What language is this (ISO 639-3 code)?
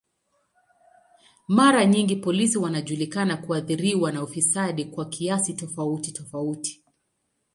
swa